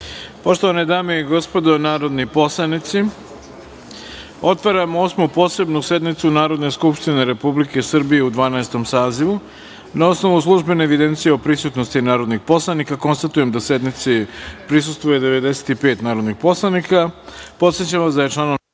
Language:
Serbian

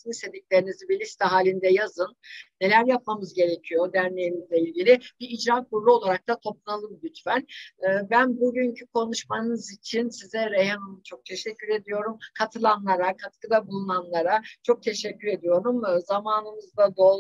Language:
Turkish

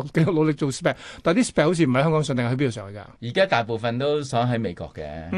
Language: Chinese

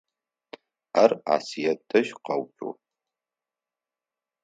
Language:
Adyghe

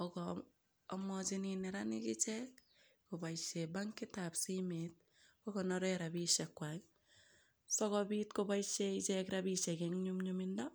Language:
Kalenjin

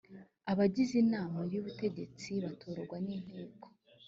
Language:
Kinyarwanda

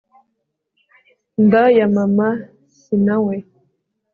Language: Kinyarwanda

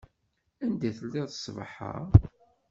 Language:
Kabyle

